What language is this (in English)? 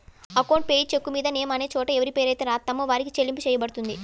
Telugu